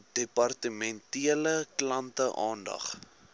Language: Afrikaans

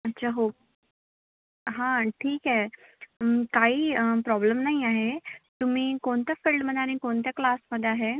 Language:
Marathi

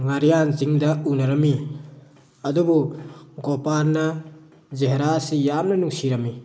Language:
Manipuri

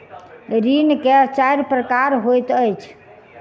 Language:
Maithili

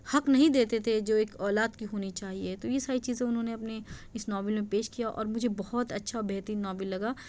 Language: Urdu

